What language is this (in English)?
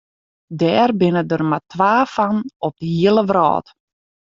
Western Frisian